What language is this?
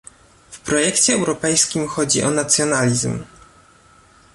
Polish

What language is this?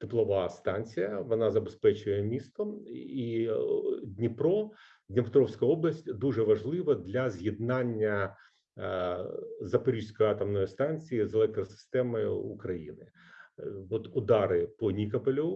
Ukrainian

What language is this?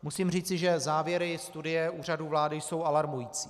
Czech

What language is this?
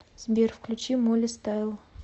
Russian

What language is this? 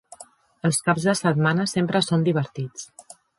Catalan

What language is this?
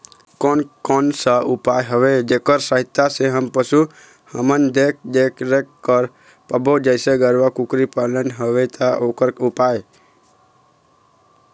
Chhattisgarhi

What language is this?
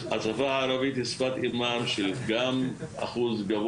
Hebrew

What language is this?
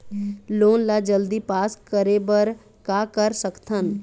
Chhattisgarhi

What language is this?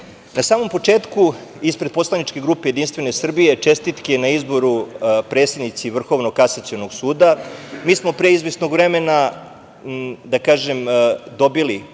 Serbian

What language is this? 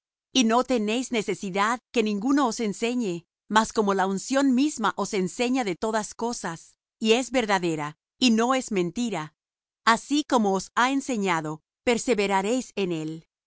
Spanish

